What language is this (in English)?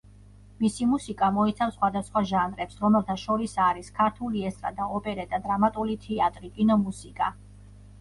Georgian